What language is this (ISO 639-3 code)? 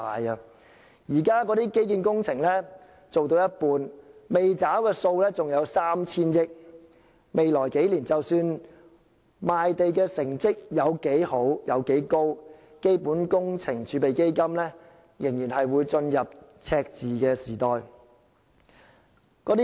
yue